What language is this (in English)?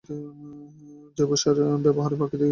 Bangla